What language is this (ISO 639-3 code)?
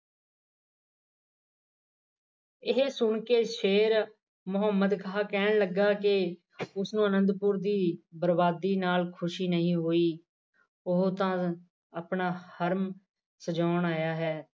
pan